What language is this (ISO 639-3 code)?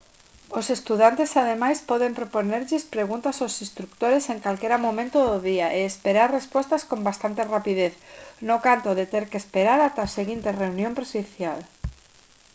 glg